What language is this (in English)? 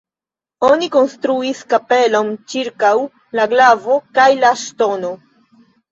Esperanto